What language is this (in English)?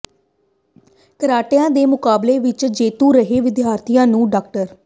Punjabi